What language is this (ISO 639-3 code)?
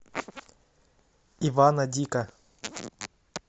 rus